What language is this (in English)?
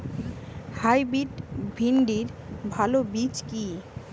Bangla